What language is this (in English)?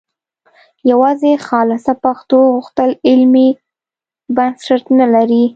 Pashto